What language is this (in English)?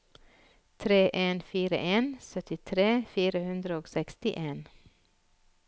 Norwegian